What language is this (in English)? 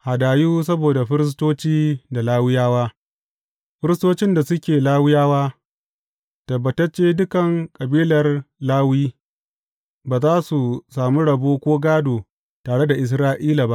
Hausa